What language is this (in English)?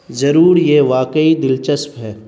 Urdu